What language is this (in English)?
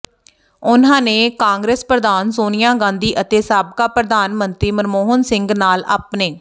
Punjabi